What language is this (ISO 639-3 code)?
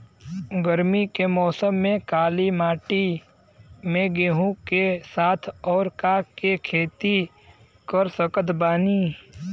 bho